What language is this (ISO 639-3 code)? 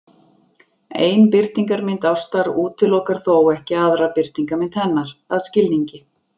isl